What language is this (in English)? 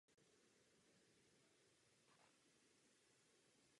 Czech